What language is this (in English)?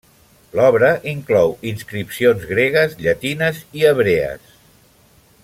Catalan